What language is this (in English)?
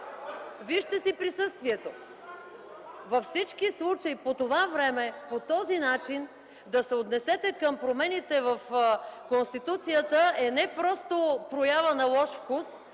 Bulgarian